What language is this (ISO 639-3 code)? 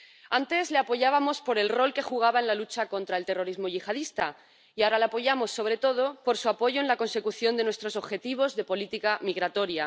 spa